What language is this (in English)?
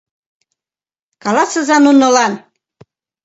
Mari